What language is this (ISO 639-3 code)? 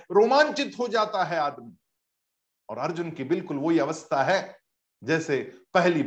hin